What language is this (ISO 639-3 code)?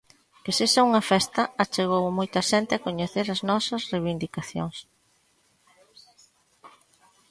glg